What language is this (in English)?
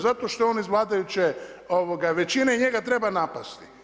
Croatian